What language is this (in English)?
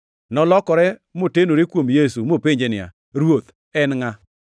Luo (Kenya and Tanzania)